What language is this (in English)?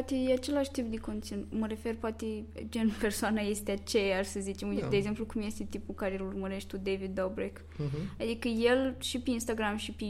Romanian